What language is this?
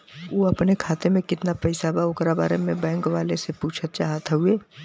Bhojpuri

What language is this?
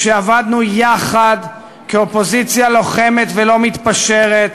Hebrew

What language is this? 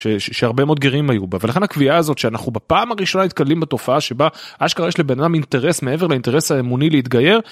Hebrew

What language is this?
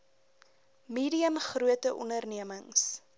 Afrikaans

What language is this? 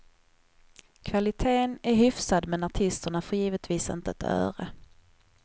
Swedish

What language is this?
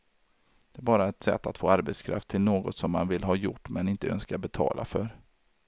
Swedish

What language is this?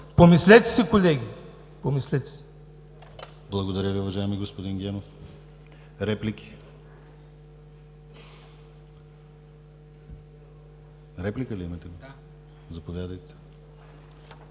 Bulgarian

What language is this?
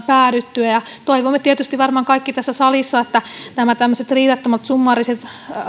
Finnish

